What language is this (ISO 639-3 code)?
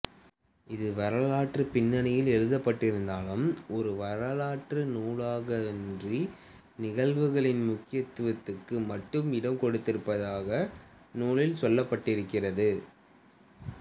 tam